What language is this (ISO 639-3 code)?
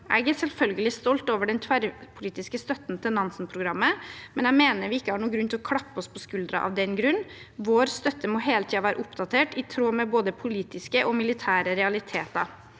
nor